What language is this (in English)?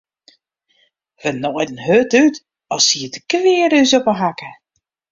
Western Frisian